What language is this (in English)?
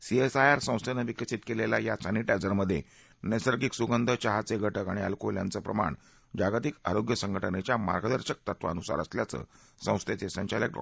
Marathi